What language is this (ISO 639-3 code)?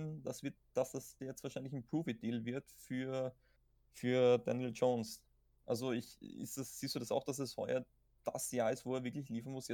deu